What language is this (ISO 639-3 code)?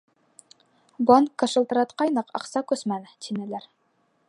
bak